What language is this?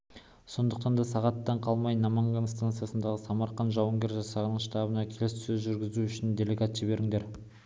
Kazakh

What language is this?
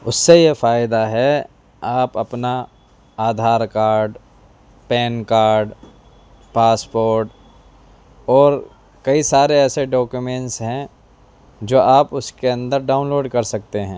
Urdu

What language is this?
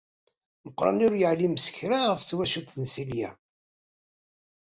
Kabyle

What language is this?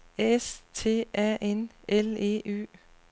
Danish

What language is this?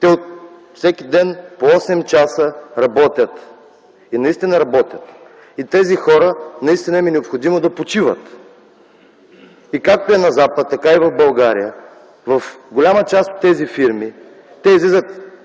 Bulgarian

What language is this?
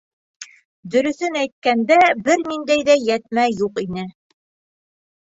Bashkir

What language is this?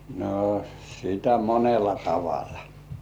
Finnish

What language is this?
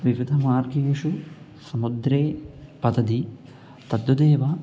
Sanskrit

